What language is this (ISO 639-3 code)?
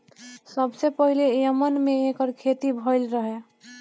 bho